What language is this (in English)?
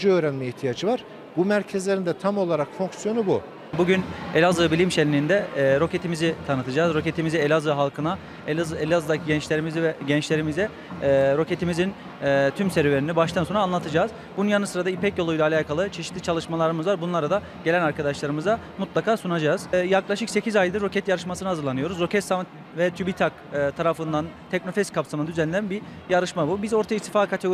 Turkish